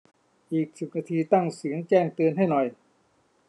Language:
Thai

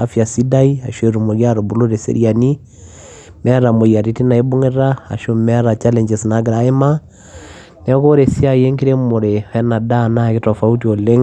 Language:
Masai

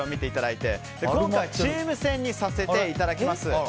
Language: Japanese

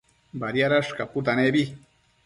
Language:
Matsés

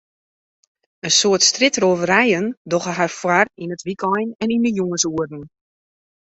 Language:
Western Frisian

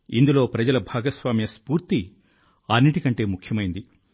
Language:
Telugu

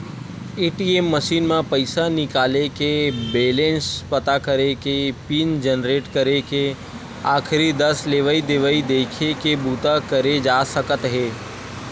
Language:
Chhattisgarhi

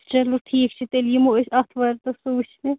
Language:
Kashmiri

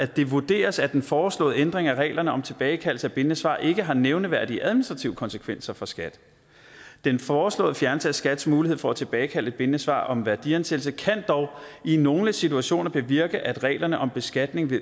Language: Danish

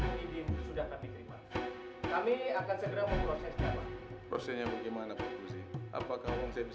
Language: Indonesian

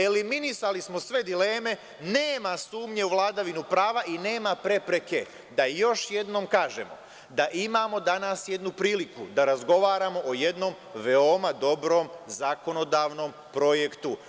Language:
Serbian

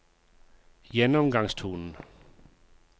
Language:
Norwegian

